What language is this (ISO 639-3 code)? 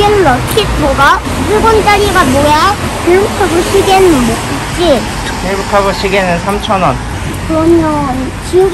kor